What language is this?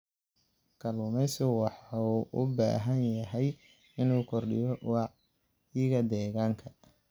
Somali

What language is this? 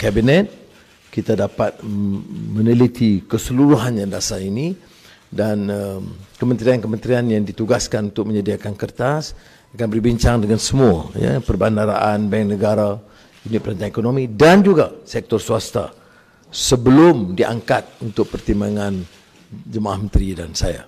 Malay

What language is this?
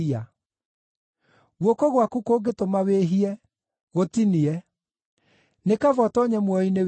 Kikuyu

